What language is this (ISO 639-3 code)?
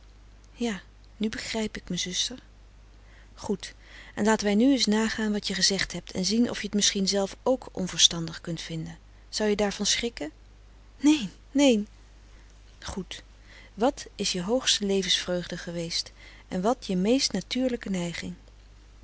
nld